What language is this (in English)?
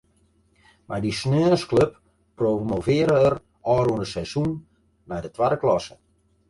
Western Frisian